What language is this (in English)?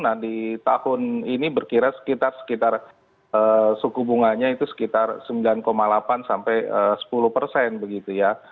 Indonesian